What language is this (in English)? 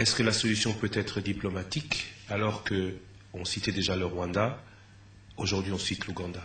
French